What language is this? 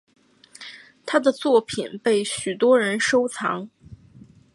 Chinese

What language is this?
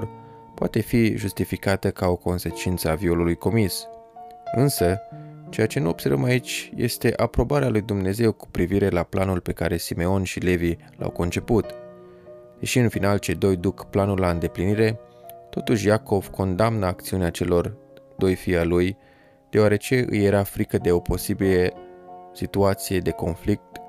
Romanian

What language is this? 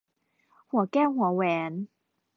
Thai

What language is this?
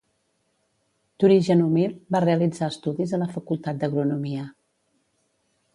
Catalan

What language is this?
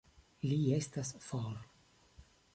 Esperanto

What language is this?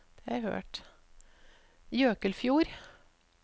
Norwegian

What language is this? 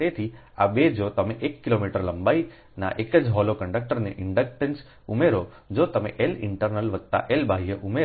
Gujarati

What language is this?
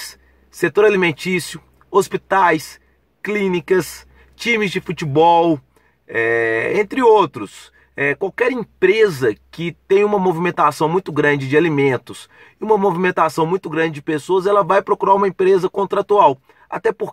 Portuguese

